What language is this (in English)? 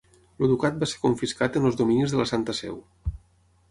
Catalan